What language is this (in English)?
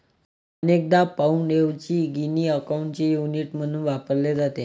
Marathi